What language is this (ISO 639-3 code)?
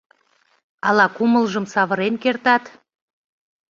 chm